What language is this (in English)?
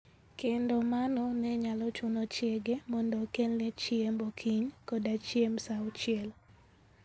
Luo (Kenya and Tanzania)